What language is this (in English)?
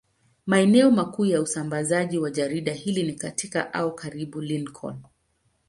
Swahili